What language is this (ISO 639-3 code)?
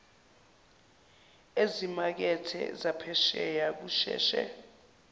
zul